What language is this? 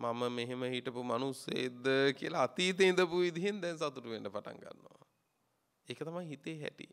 Romanian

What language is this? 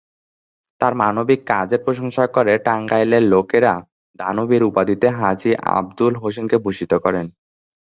Bangla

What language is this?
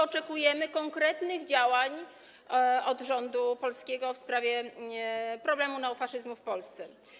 Polish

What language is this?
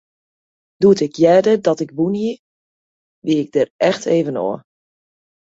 Western Frisian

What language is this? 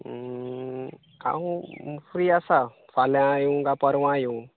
Konkani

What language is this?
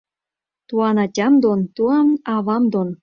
Mari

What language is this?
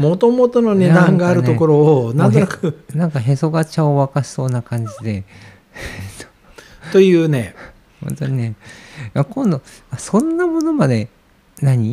Japanese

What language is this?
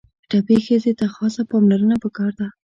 Pashto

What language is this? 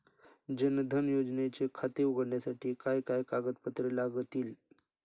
Marathi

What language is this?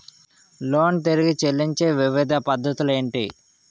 Telugu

